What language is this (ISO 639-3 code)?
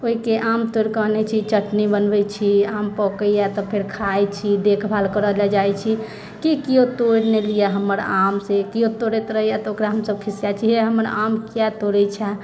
mai